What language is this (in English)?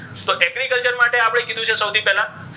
Gujarati